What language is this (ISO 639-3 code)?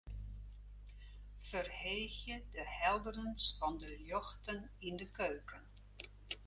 fry